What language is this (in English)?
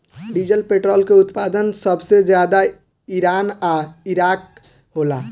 Bhojpuri